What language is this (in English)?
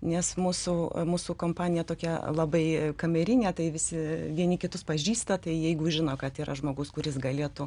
Lithuanian